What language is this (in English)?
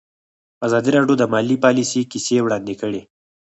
Pashto